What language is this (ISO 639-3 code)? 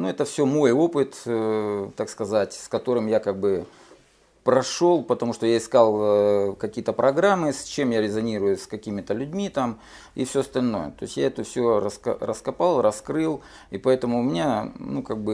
rus